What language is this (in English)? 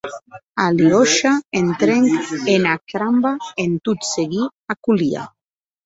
Occitan